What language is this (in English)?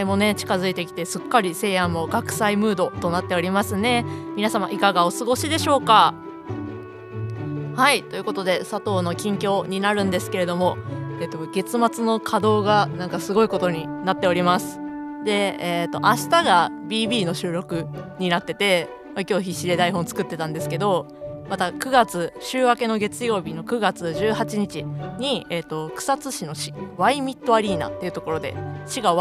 Japanese